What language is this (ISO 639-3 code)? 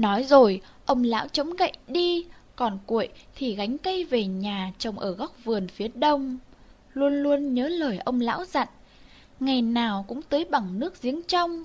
vie